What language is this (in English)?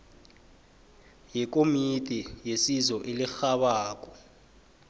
South Ndebele